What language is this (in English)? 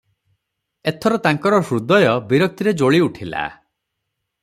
Odia